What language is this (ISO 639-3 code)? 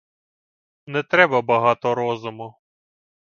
ukr